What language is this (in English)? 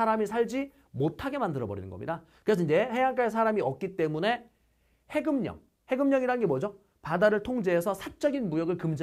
Korean